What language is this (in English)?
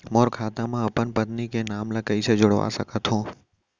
Chhattisgarhi